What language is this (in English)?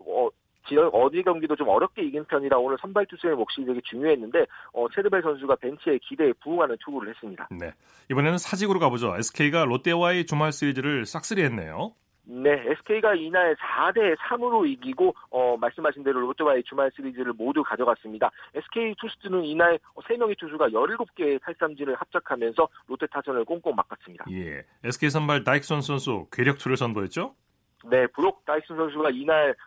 Korean